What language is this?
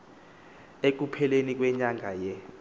Xhosa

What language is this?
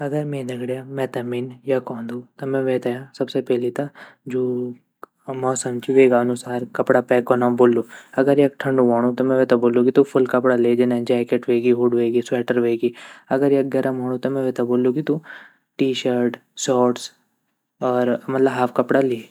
Garhwali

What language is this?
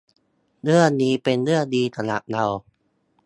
Thai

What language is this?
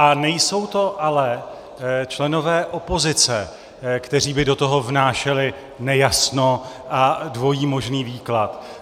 Czech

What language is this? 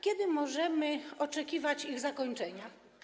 Polish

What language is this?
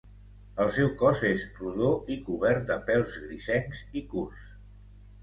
Catalan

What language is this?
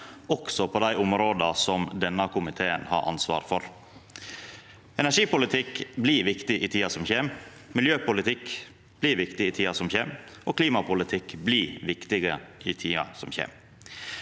Norwegian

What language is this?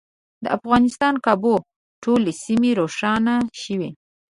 Pashto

